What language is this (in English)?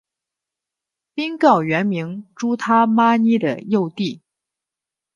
Chinese